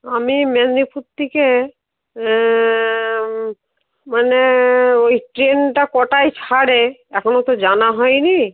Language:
Bangla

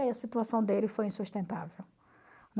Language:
Portuguese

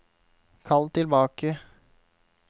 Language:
Norwegian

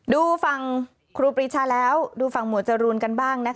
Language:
Thai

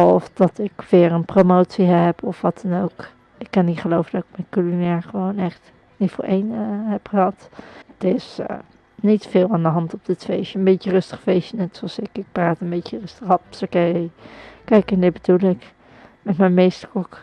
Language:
Dutch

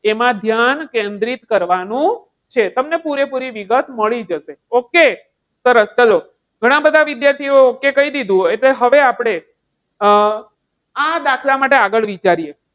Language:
Gujarati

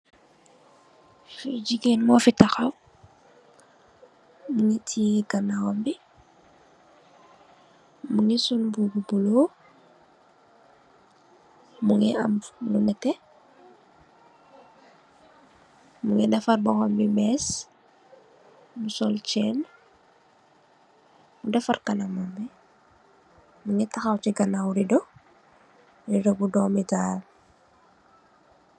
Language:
Wolof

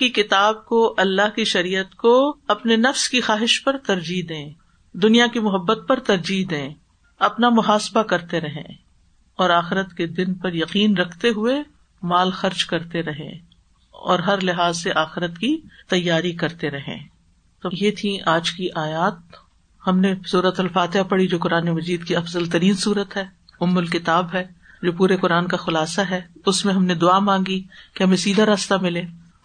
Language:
Urdu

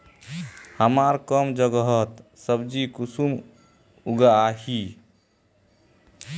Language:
Magahi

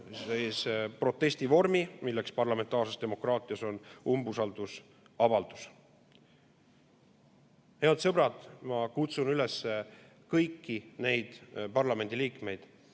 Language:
Estonian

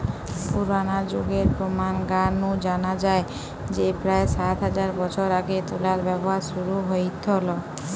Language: Bangla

